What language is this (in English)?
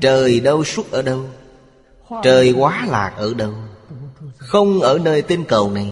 Vietnamese